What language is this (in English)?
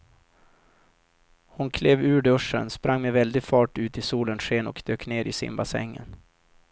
Swedish